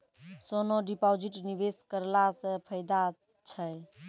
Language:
Maithili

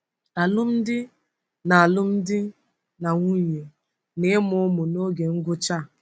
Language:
Igbo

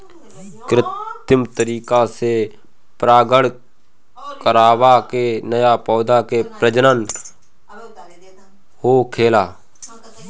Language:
Bhojpuri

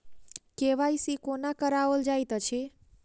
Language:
Maithili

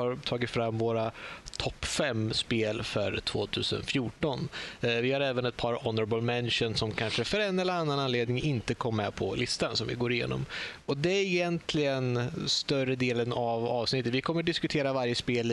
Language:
Swedish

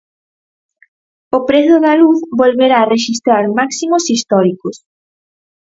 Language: Galician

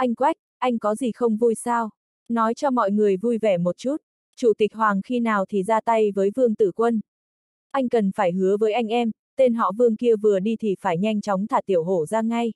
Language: Vietnamese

